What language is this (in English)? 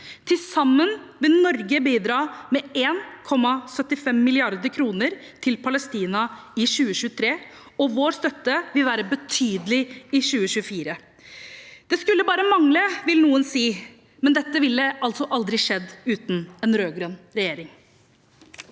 Norwegian